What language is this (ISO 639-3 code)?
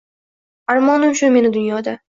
uzb